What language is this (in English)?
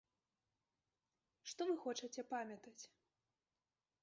Belarusian